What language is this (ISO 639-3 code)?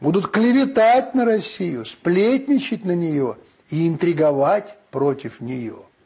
rus